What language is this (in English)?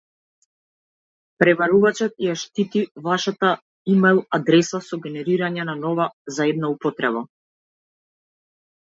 Macedonian